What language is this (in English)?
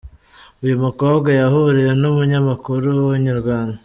Kinyarwanda